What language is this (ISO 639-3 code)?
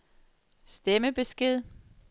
dan